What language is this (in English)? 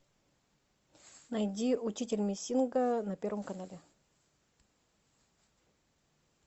Russian